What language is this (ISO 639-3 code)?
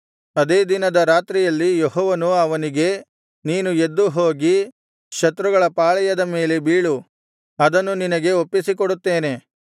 kan